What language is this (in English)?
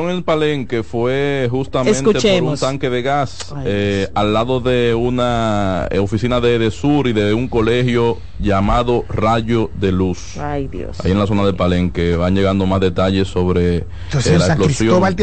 Spanish